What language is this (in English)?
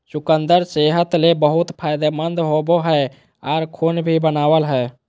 Magahi